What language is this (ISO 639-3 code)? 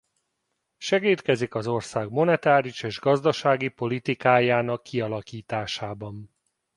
hun